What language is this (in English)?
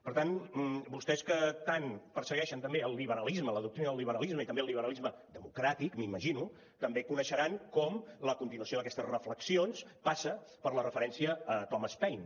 Catalan